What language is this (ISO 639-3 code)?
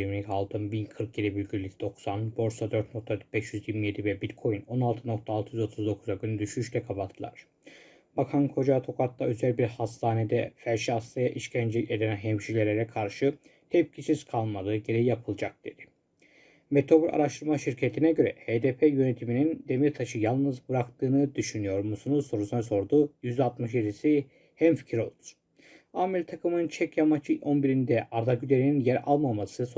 tur